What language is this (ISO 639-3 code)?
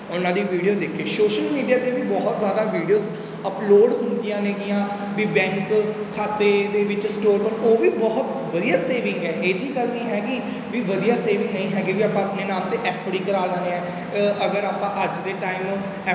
pan